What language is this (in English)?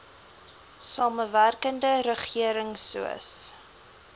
Afrikaans